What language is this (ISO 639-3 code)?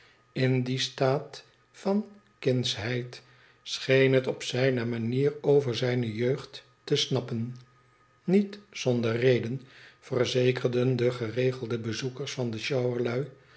nld